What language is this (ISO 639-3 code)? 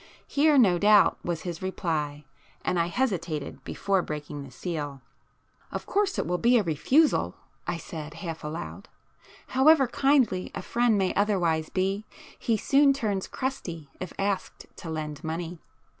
eng